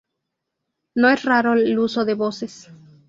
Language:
Spanish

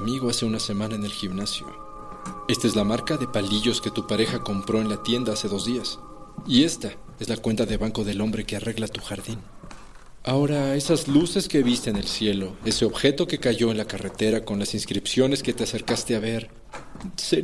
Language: Spanish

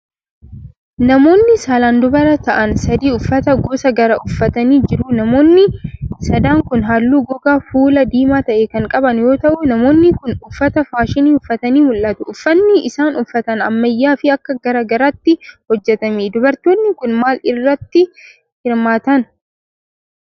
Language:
Oromo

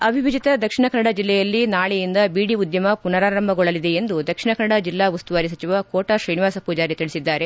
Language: Kannada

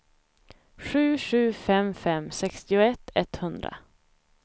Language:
Swedish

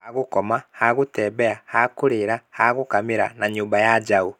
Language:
Kikuyu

